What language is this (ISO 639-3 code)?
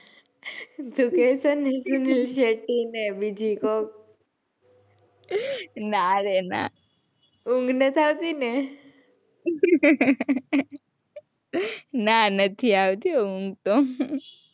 guj